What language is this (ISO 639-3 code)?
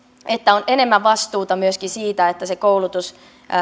fin